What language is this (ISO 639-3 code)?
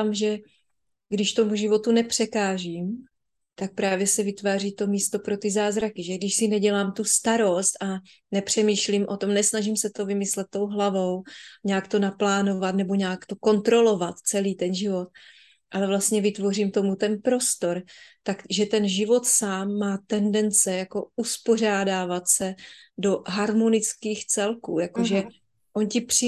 ces